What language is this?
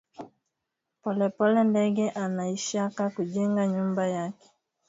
Swahili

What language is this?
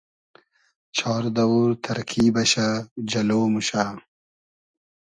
Hazaragi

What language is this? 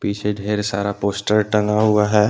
Hindi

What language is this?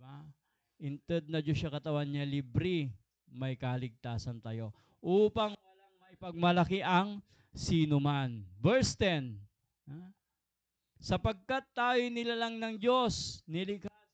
Filipino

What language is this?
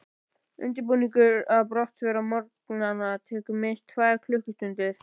Icelandic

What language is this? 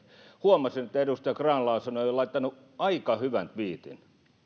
Finnish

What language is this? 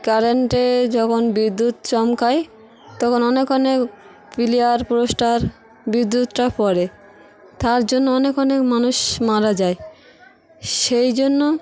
Bangla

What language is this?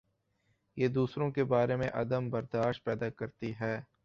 Urdu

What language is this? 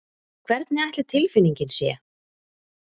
Icelandic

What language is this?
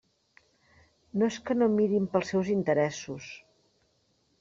Catalan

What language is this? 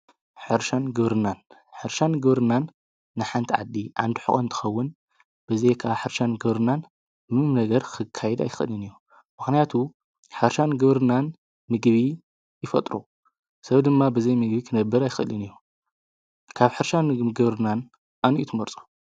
Tigrinya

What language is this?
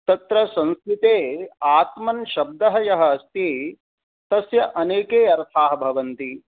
Sanskrit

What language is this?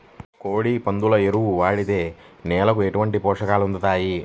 Telugu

